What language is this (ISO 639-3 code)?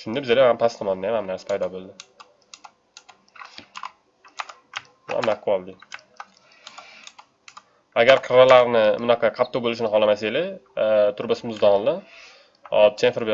tur